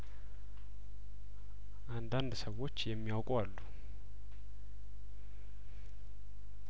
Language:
Amharic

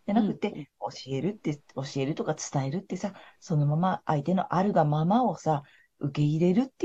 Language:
Japanese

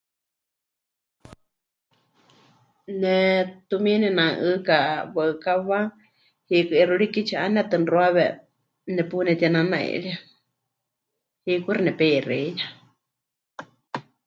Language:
Huichol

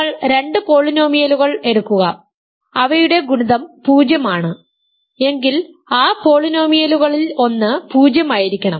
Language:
Malayalam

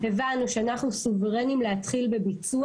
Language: Hebrew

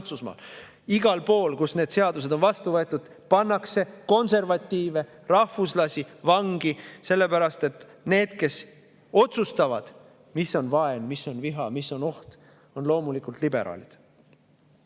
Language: Estonian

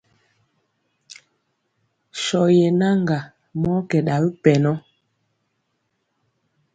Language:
Mpiemo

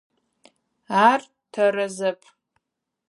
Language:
Adyghe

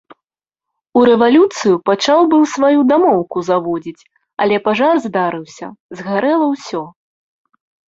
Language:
Belarusian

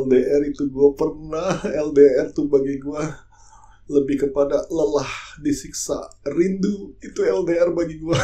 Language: Indonesian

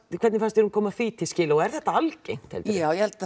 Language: Icelandic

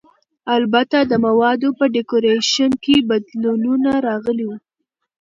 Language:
Pashto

